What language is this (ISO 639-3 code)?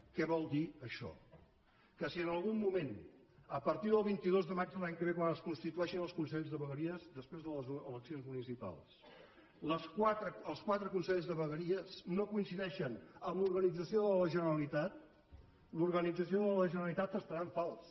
cat